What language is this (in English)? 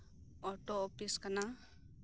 Santali